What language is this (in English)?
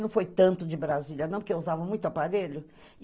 Portuguese